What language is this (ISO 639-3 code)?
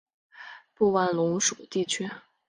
zho